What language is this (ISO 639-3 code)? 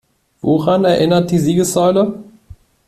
deu